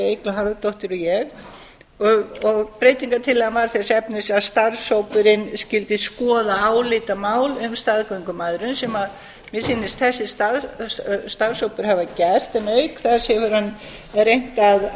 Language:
Icelandic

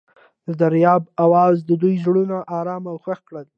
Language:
Pashto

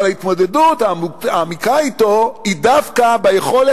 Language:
Hebrew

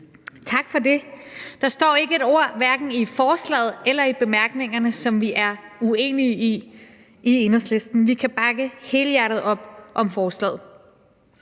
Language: Danish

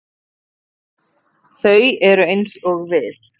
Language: Icelandic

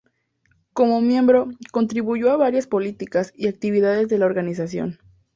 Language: Spanish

